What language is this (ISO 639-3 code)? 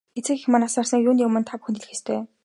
mon